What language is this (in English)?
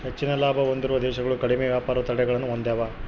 Kannada